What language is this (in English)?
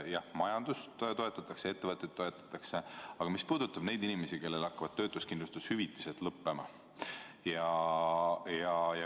Estonian